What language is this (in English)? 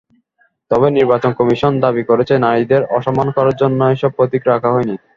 Bangla